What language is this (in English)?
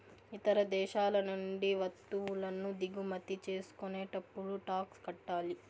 Telugu